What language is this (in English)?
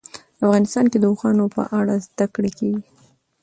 Pashto